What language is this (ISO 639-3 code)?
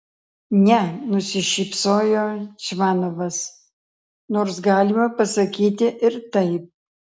lit